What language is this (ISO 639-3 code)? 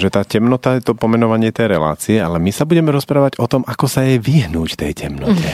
slk